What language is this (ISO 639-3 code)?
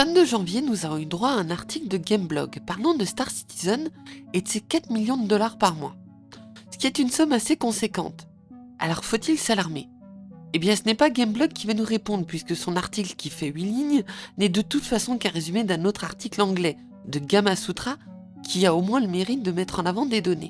fra